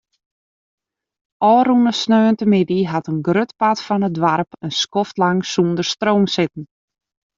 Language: Western Frisian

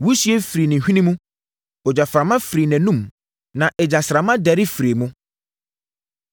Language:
Akan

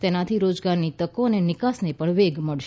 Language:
Gujarati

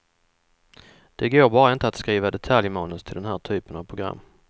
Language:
Swedish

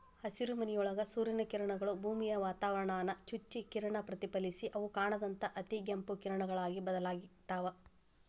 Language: Kannada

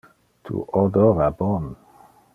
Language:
Interlingua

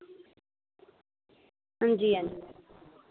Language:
Dogri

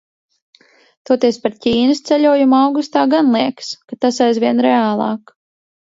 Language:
Latvian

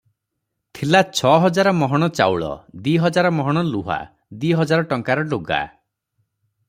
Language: Odia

